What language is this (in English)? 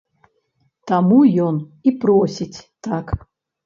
Belarusian